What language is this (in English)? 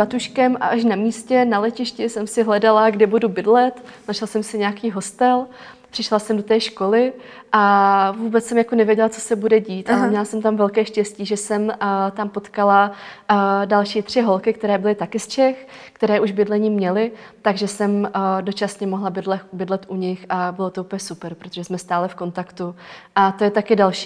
Czech